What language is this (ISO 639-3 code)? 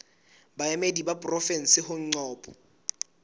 sot